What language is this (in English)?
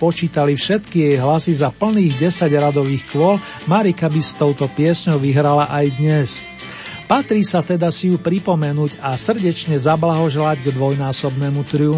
Slovak